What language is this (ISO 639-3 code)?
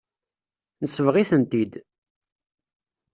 kab